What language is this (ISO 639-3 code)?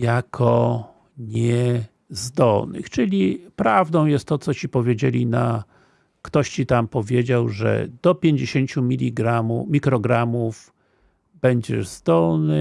pol